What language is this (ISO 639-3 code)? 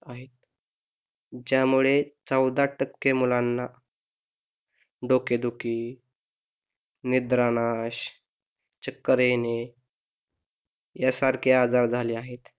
mar